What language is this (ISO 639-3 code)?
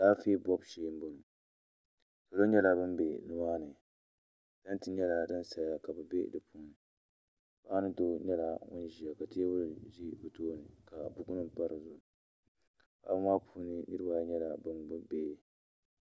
dag